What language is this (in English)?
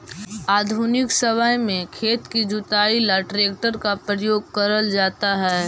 Magahi